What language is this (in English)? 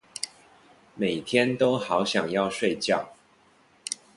Chinese